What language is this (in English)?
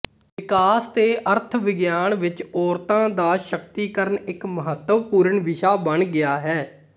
Punjabi